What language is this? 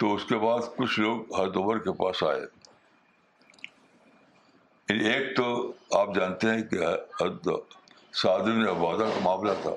Urdu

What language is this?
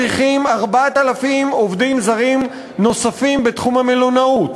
Hebrew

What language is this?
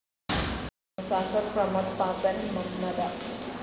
Malayalam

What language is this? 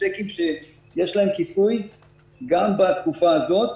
Hebrew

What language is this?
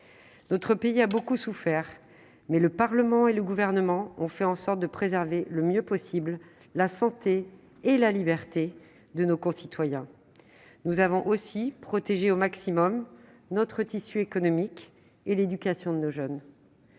French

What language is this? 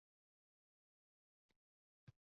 Uzbek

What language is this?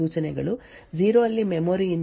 Kannada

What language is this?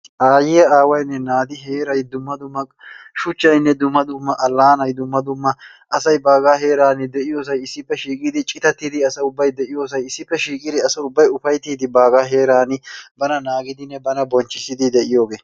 Wolaytta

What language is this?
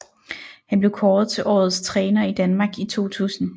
Danish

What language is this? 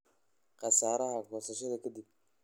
Somali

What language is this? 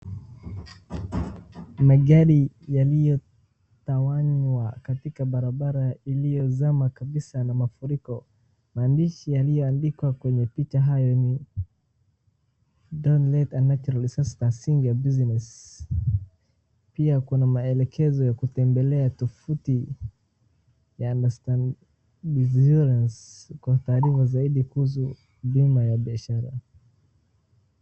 Swahili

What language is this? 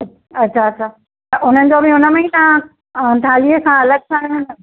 Sindhi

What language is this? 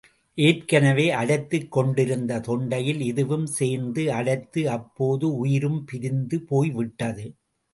Tamil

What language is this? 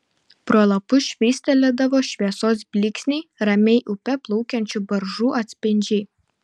Lithuanian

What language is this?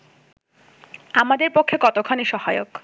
Bangla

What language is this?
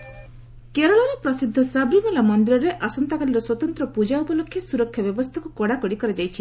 Odia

